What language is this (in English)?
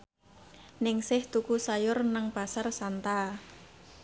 Javanese